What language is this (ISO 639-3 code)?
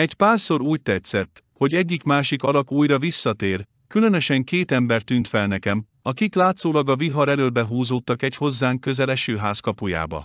hun